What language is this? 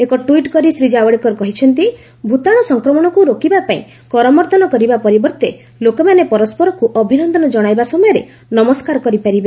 Odia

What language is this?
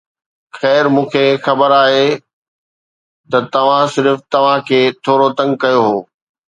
Sindhi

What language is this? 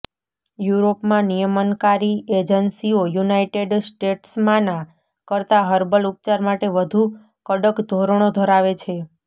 Gujarati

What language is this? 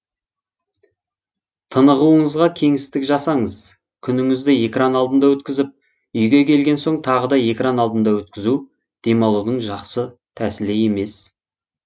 Kazakh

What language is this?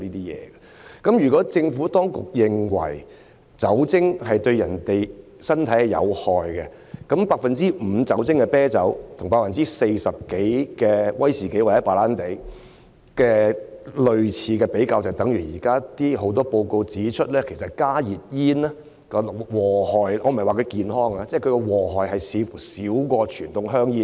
Cantonese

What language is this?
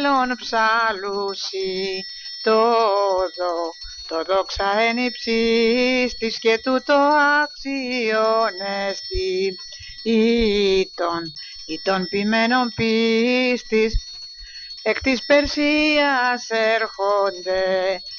Greek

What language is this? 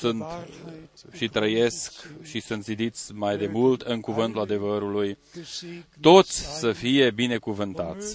Romanian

